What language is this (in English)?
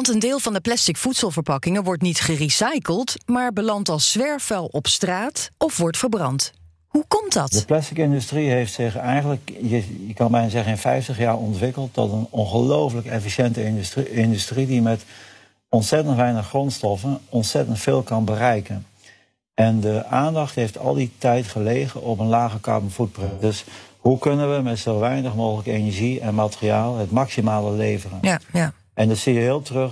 Dutch